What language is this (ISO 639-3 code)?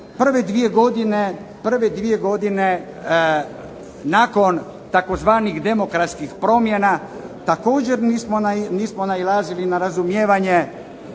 hrv